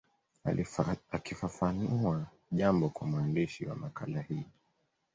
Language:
Swahili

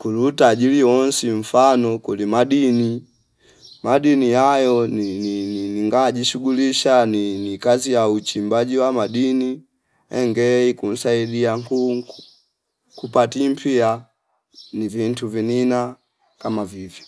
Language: Fipa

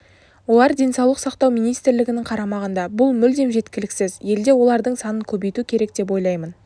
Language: Kazakh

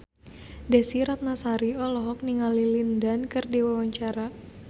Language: Sundanese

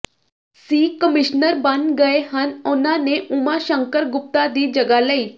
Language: Punjabi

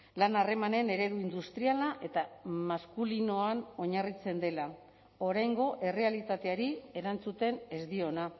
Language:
Basque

